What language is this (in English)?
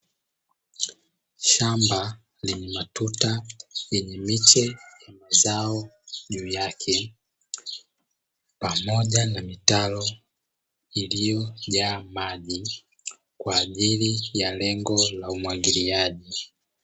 Swahili